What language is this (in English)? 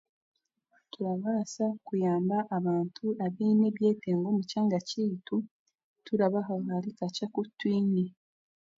Chiga